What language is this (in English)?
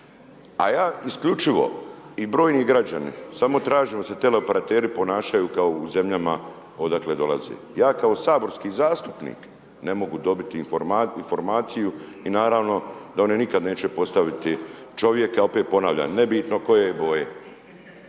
Croatian